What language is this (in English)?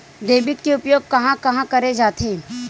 Chhattisgarhi